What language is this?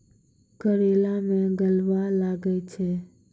Maithili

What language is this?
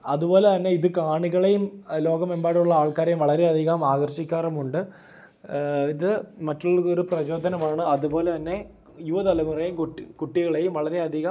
Malayalam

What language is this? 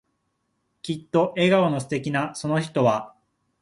Japanese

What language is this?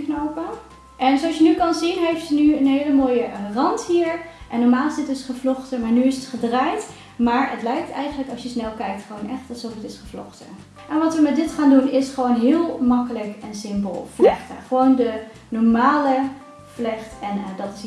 Dutch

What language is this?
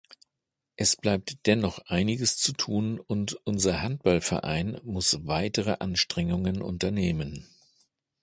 German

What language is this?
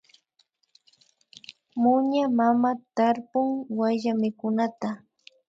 Imbabura Highland Quichua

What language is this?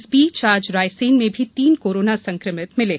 Hindi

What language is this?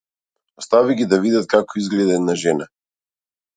Macedonian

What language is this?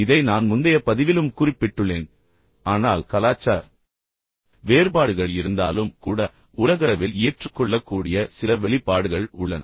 Tamil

